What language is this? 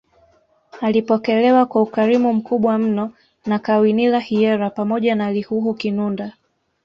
Swahili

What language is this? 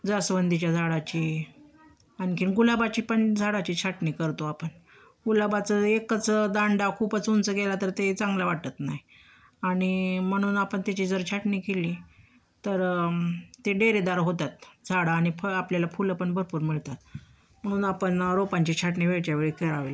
Marathi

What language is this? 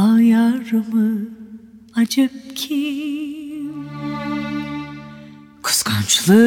Turkish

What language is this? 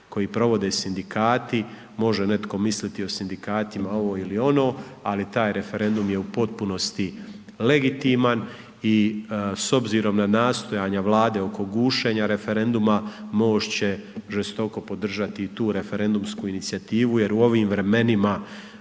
Croatian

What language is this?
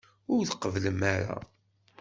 Kabyle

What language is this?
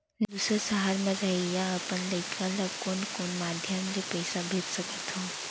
Chhattisgarhi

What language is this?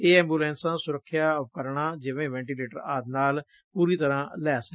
Punjabi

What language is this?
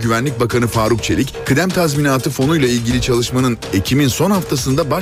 Turkish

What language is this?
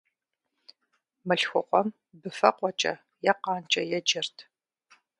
Kabardian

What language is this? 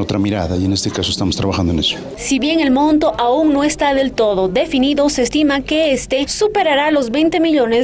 Spanish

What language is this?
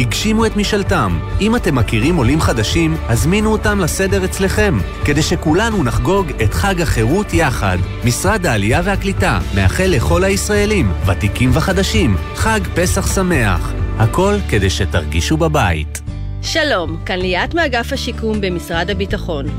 Hebrew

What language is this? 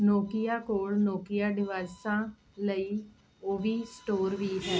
Punjabi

